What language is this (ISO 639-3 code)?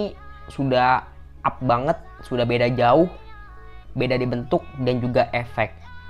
ind